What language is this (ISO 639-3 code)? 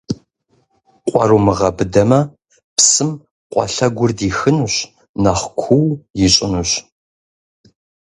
kbd